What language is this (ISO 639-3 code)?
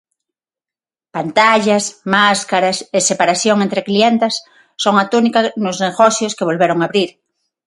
glg